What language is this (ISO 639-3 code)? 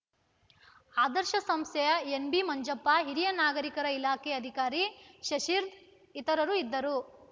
kan